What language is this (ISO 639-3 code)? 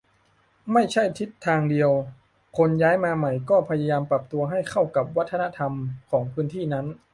tha